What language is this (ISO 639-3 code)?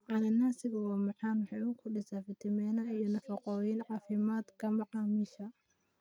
som